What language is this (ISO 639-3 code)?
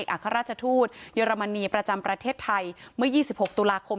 tha